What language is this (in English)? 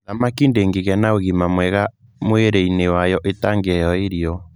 Kikuyu